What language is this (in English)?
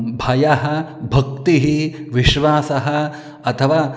Sanskrit